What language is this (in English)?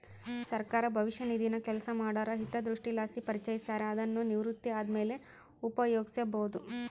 Kannada